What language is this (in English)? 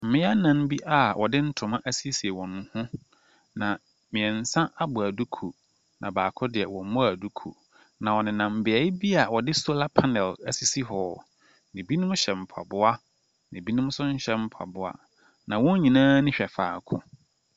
Akan